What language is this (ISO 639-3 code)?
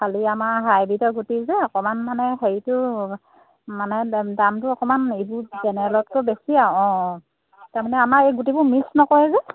asm